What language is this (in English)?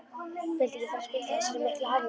Icelandic